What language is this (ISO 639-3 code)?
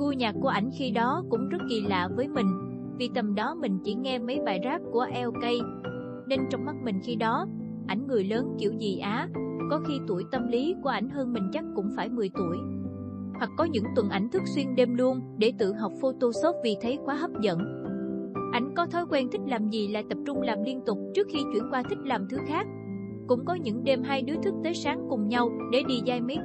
vie